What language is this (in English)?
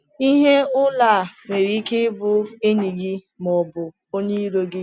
Igbo